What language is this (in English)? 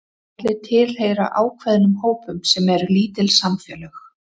Icelandic